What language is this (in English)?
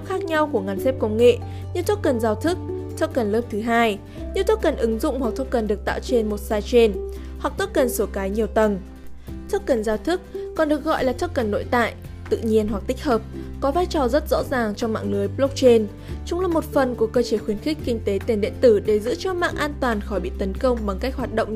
Vietnamese